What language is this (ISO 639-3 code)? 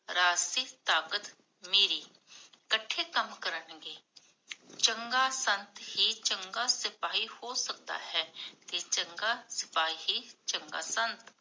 pan